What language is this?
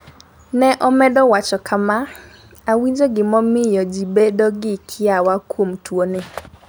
Luo (Kenya and Tanzania)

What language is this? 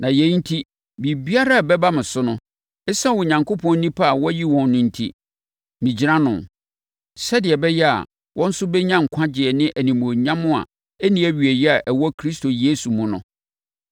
Akan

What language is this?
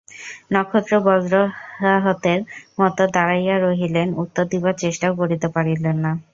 Bangla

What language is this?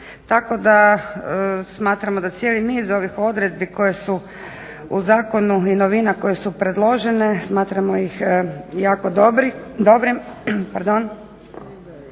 Croatian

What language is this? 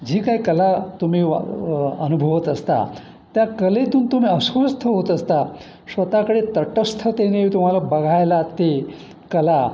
Marathi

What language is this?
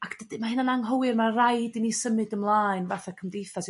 Welsh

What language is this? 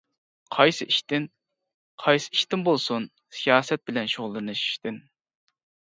Uyghur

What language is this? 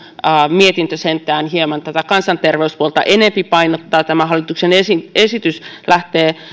Finnish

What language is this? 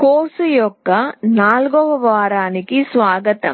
Telugu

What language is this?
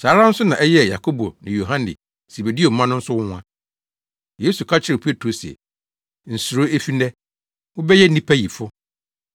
Akan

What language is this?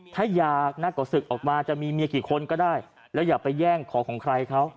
Thai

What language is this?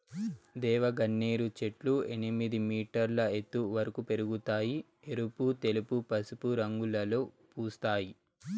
Telugu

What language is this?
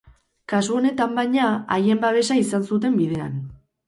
Basque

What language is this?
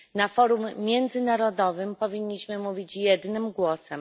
Polish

